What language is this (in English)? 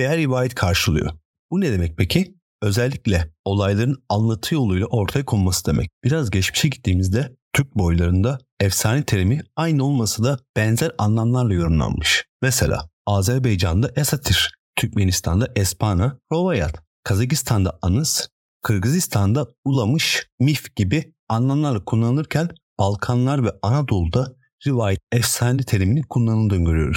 Turkish